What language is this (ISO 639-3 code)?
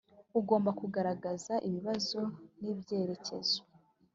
kin